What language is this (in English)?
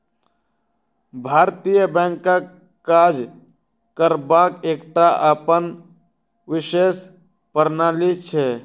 Maithili